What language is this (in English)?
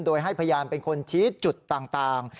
Thai